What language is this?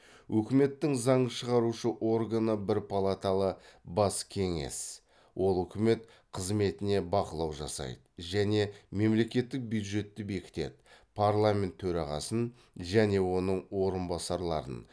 Kazakh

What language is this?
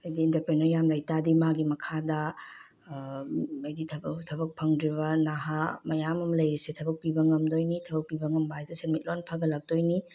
Manipuri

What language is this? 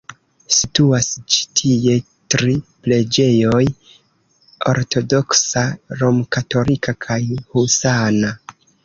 Esperanto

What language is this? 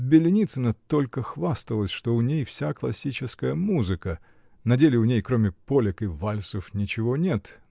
Russian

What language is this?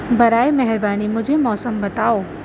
Urdu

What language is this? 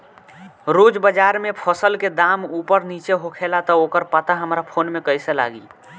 Bhojpuri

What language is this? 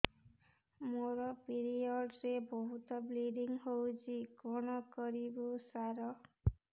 Odia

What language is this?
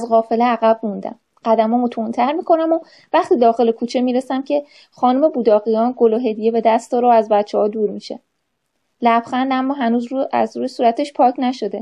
Persian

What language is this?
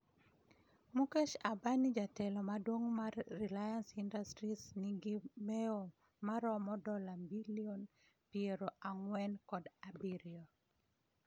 Luo (Kenya and Tanzania)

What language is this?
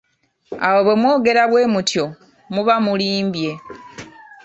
Ganda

